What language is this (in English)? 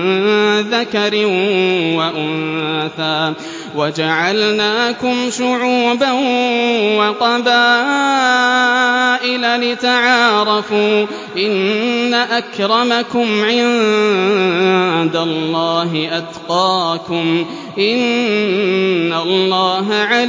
Arabic